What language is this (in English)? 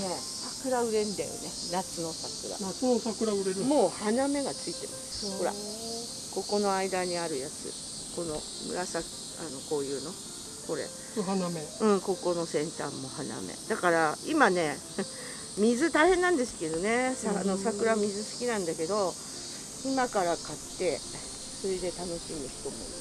Japanese